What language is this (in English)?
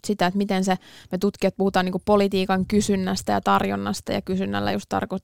Finnish